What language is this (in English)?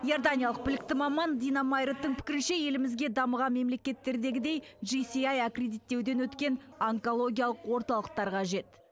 Kazakh